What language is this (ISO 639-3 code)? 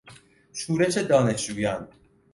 fas